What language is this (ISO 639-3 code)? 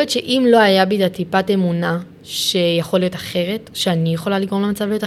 heb